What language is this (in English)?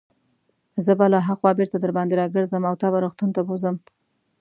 Pashto